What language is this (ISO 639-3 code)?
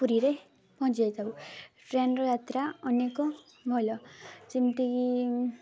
ori